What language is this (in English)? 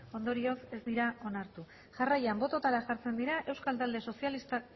Basque